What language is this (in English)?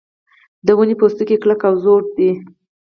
Pashto